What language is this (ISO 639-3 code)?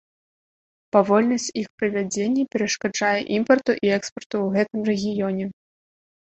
bel